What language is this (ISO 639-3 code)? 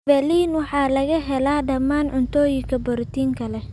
som